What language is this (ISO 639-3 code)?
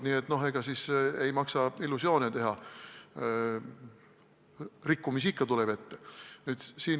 est